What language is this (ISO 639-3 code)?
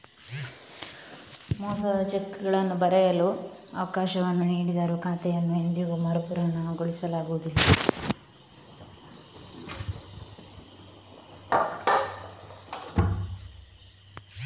kan